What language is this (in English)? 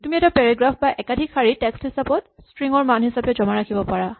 Assamese